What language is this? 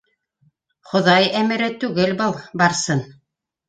Bashkir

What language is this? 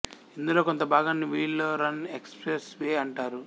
Telugu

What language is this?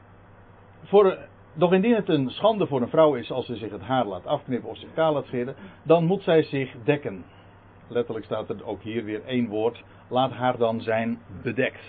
Dutch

